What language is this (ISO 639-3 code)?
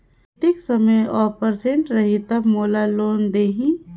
hne